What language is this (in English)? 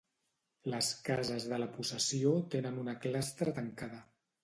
Catalan